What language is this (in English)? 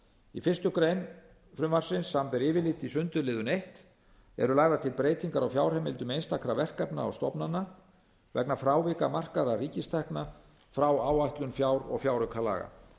Icelandic